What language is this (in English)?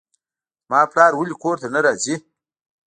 Pashto